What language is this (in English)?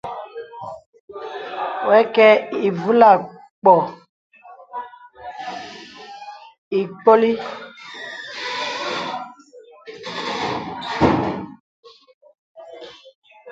Bebele